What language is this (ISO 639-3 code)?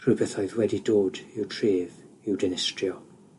cym